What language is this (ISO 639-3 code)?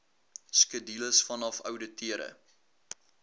afr